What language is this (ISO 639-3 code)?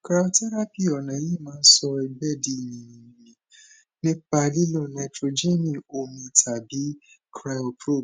yor